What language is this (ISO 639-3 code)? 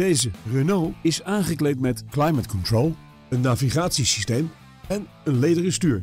nld